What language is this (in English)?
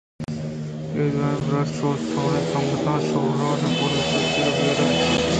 Eastern Balochi